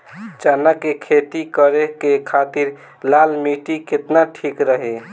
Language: Bhojpuri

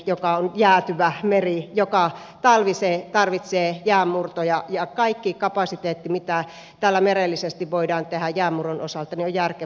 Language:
Finnish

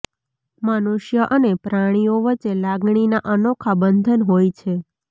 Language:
Gujarati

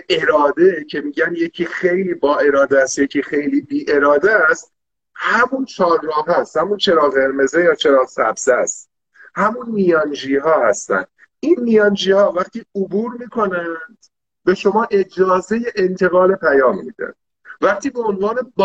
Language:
Persian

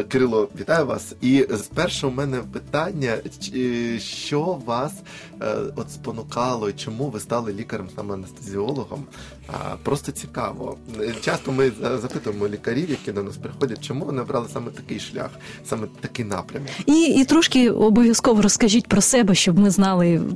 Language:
Ukrainian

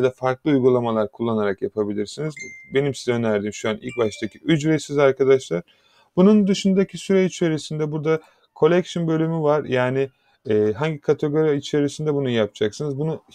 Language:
Turkish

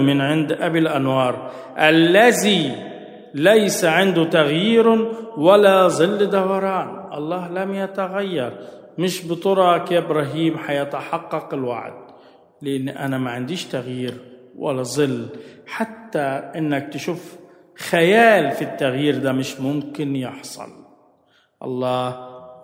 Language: Arabic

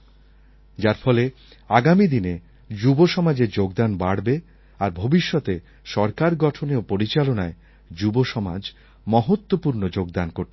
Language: Bangla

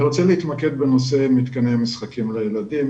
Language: Hebrew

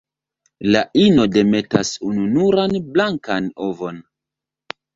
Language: Esperanto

